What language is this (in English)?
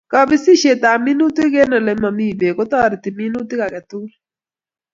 Kalenjin